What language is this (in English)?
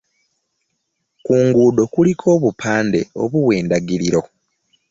Ganda